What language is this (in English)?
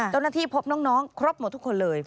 Thai